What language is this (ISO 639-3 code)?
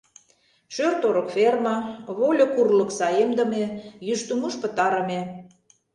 chm